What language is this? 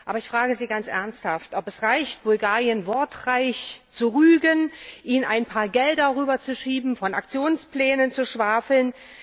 German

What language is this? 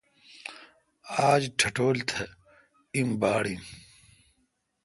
Kalkoti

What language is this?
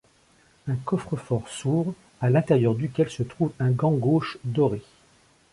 French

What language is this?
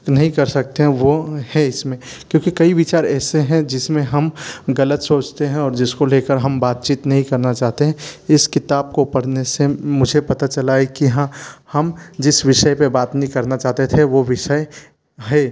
Hindi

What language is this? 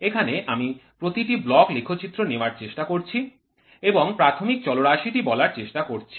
Bangla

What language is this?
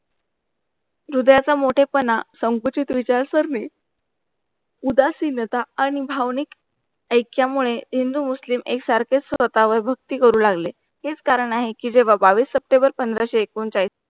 Marathi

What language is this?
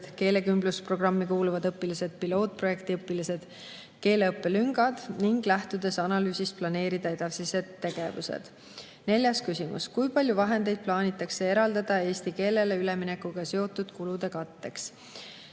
Estonian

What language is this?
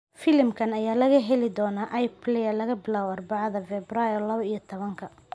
Somali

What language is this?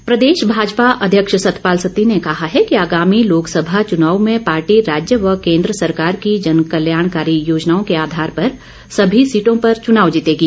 Hindi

